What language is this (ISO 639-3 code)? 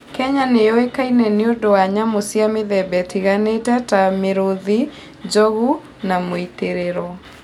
kik